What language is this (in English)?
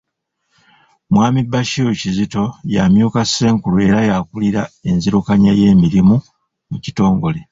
Ganda